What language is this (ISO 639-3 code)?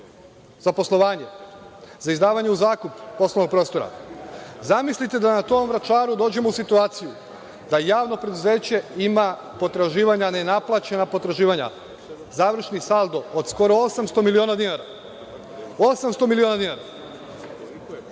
srp